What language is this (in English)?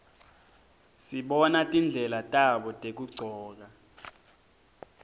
Swati